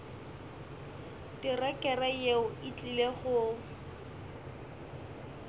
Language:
Northern Sotho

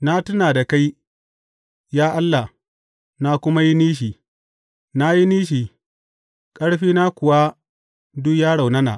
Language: Hausa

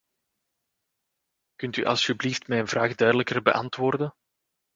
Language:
Dutch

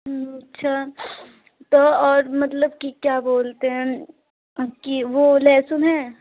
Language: Hindi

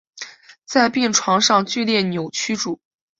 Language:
Chinese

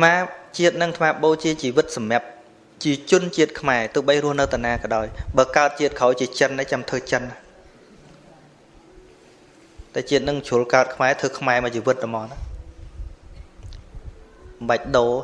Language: Vietnamese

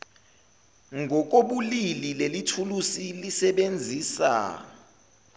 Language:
Zulu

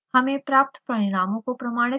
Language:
Hindi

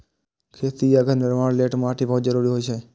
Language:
Maithili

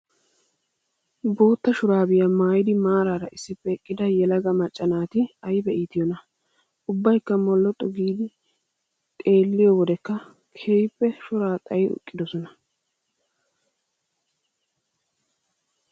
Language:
Wolaytta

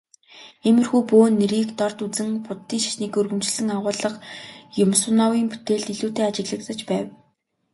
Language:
Mongolian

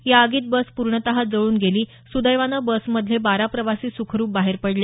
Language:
Marathi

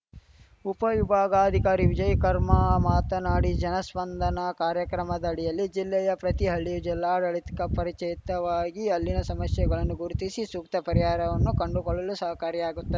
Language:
Kannada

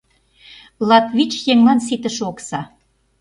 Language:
Mari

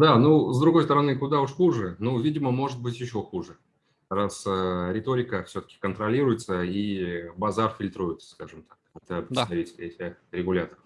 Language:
Russian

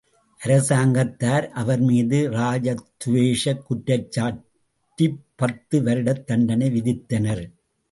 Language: Tamil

